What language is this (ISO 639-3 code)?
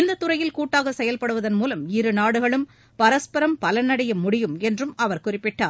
tam